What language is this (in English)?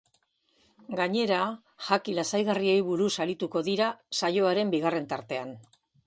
Basque